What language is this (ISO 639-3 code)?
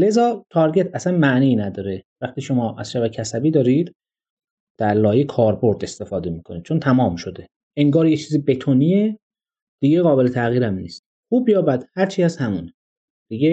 fas